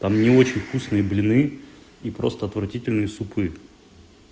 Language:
Russian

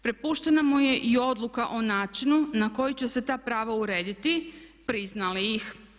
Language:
Croatian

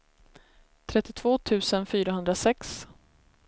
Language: Swedish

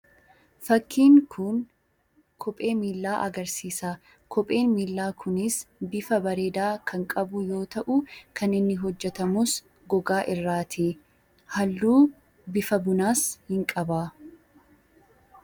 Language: Oromo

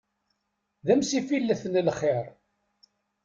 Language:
Kabyle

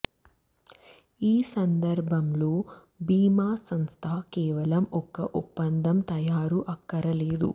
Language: Telugu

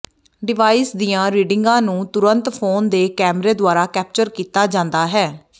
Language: Punjabi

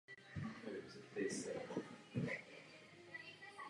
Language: Czech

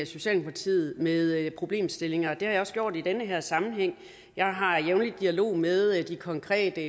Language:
Danish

